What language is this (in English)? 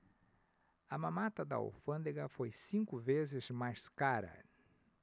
Portuguese